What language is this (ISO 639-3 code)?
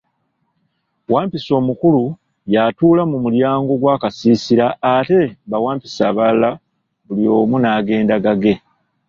lug